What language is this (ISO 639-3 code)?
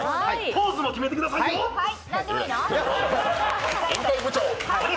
jpn